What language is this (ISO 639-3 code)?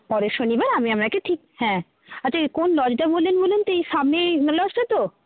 ben